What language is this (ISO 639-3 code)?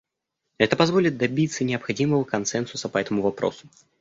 rus